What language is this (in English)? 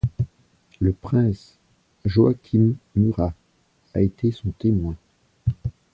French